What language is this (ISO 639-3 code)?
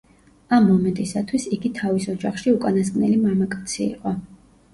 kat